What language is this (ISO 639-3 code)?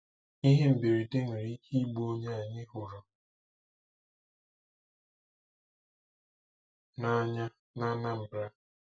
ibo